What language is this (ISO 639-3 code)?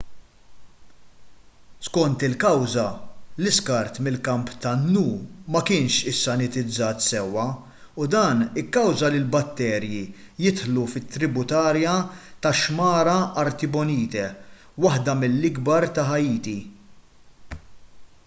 mlt